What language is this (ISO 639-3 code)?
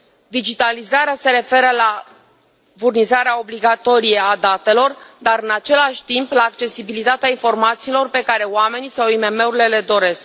ron